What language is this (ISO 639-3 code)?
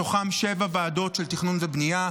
heb